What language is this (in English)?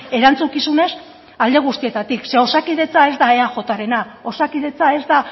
Basque